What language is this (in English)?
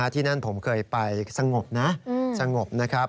Thai